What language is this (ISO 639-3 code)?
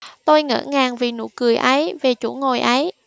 vie